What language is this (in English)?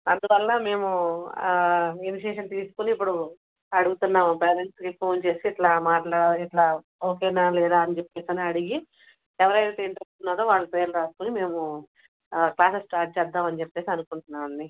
Telugu